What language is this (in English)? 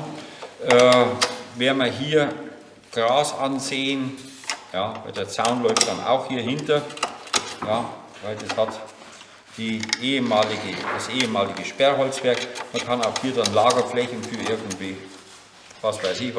German